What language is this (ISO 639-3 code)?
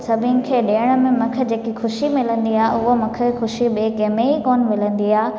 snd